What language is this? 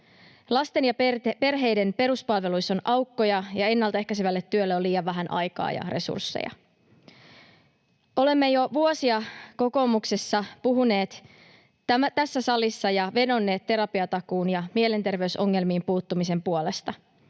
Finnish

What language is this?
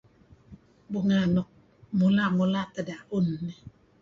Kelabit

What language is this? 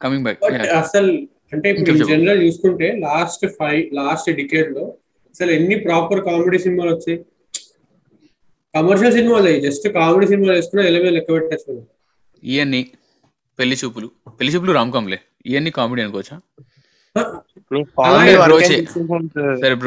Telugu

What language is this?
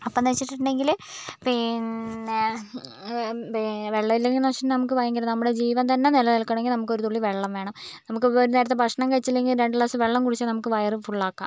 Malayalam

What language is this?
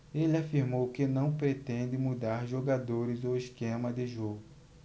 Portuguese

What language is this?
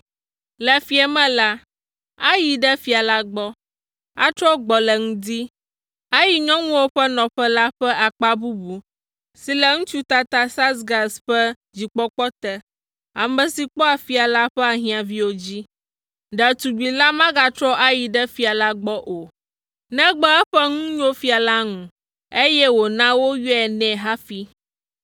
Ewe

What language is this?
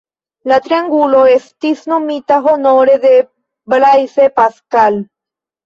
Esperanto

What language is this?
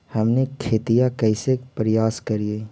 Magahi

